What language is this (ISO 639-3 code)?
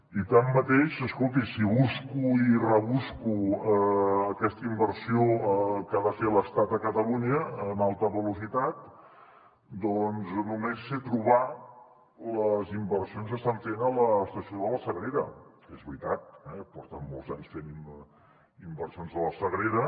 cat